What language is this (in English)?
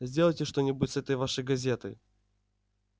Russian